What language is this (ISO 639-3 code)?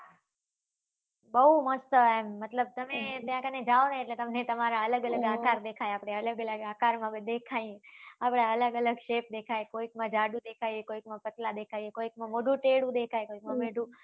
guj